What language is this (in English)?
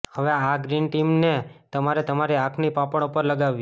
Gujarati